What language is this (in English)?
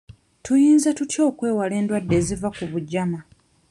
Ganda